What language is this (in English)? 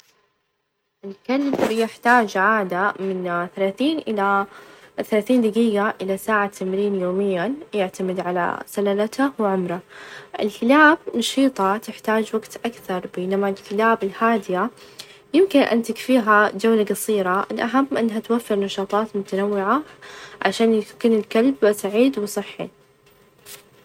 Najdi Arabic